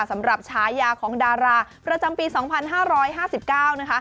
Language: Thai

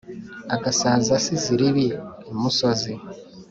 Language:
Kinyarwanda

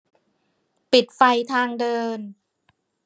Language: Thai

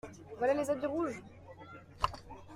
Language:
French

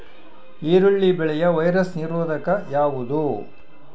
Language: Kannada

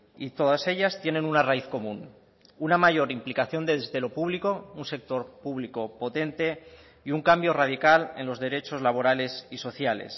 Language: Spanish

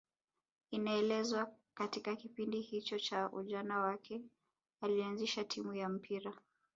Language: Swahili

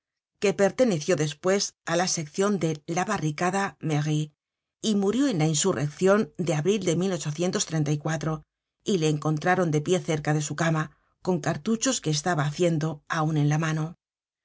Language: Spanish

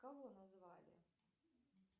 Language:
Russian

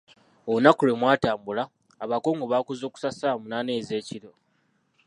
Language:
Ganda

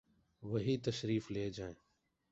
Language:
Urdu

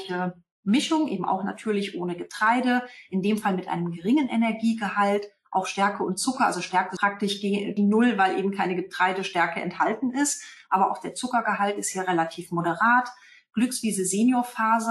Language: German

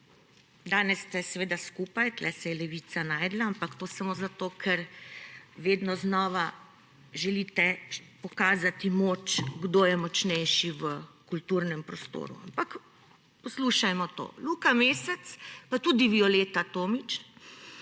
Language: Slovenian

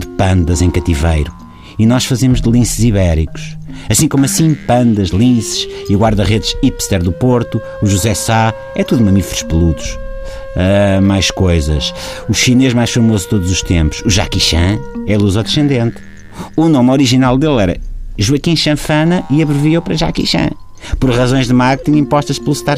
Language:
Portuguese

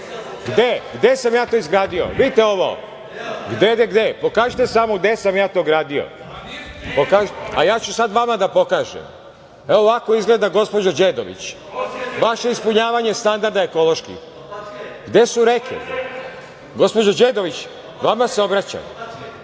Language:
Serbian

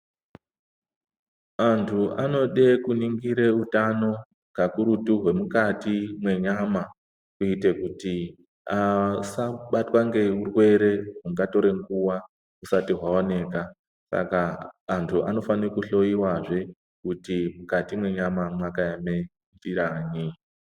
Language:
Ndau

